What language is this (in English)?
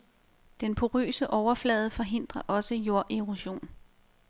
Danish